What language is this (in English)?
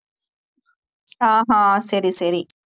Tamil